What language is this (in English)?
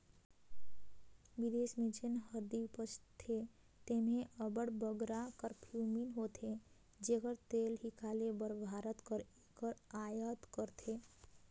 Chhattisgarhi